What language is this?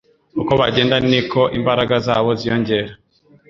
Kinyarwanda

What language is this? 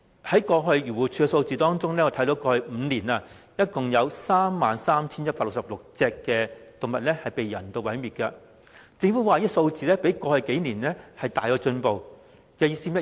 Cantonese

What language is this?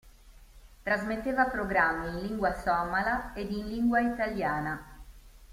Italian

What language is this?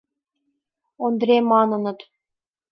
Mari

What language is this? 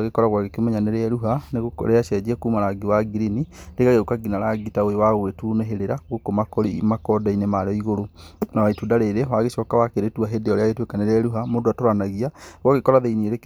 Kikuyu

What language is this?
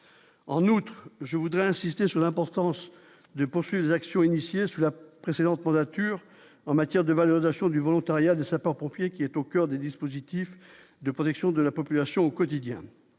French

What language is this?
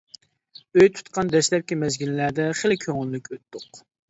Uyghur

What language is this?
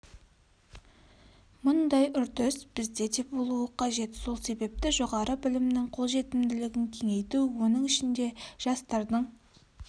Kazakh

